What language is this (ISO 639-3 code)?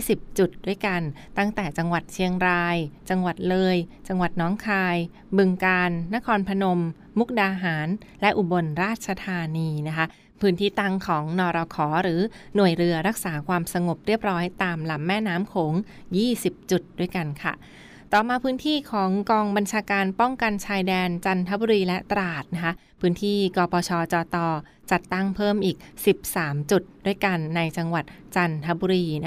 tha